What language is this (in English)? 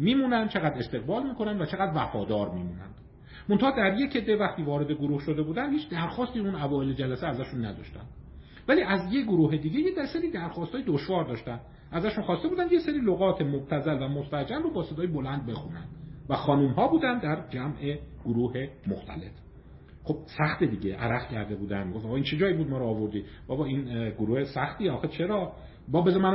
Persian